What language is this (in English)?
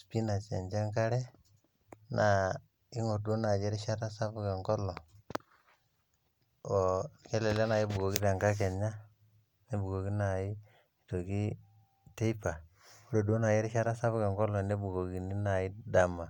Masai